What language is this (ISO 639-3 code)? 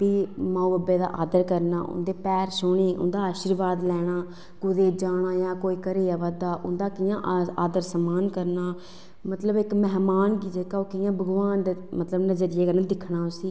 doi